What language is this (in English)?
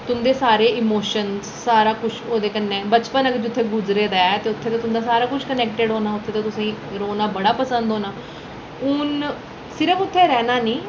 Dogri